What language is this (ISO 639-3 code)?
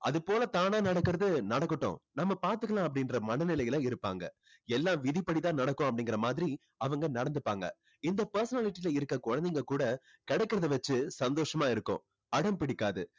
tam